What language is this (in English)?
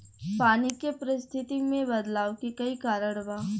Bhojpuri